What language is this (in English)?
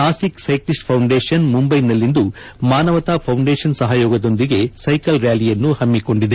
Kannada